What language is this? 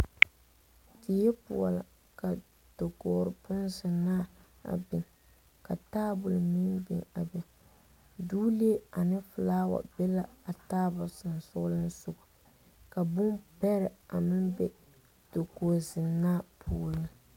Southern Dagaare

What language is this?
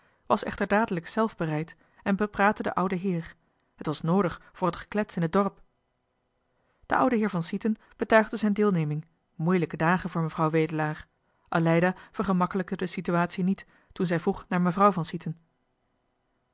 Dutch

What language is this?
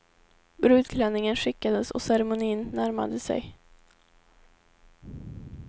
Swedish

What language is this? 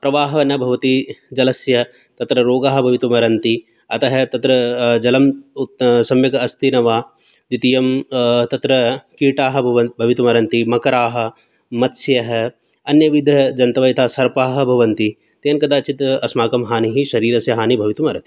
Sanskrit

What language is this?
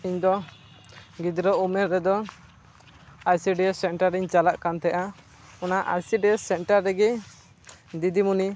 Santali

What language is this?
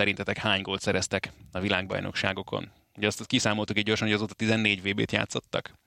Hungarian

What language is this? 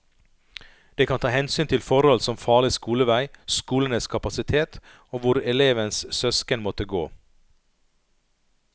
Norwegian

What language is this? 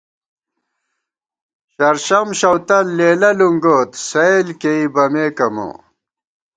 Gawar-Bati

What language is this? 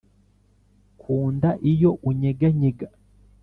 Kinyarwanda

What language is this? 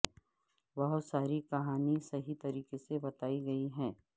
Urdu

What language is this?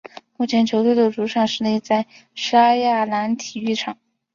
Chinese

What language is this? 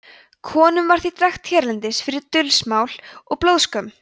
Icelandic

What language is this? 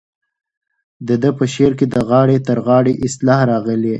Pashto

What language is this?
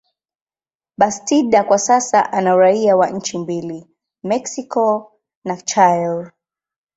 Swahili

